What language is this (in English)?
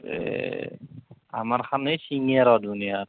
Assamese